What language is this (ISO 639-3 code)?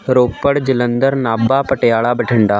pan